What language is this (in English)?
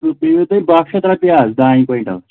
Kashmiri